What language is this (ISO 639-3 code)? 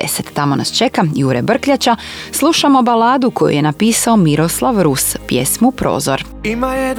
hrv